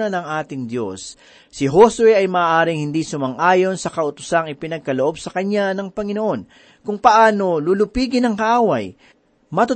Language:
Filipino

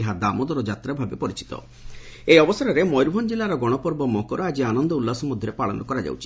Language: Odia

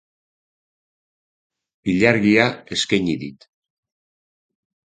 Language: Basque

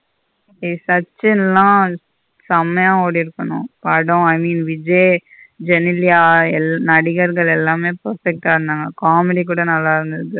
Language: Tamil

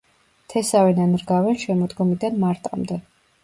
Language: Georgian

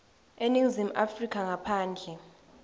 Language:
Swati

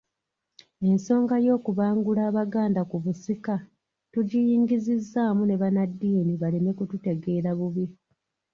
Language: Ganda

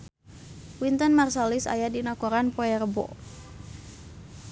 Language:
Sundanese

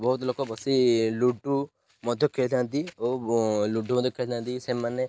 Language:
Odia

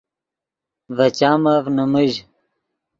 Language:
Yidgha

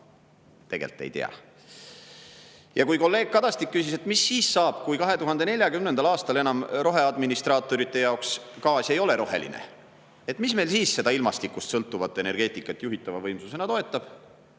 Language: Estonian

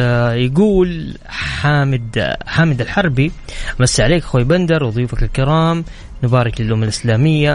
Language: Arabic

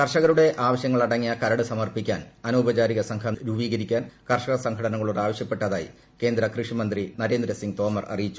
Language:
Malayalam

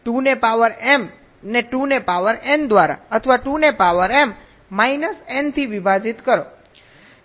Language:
Gujarati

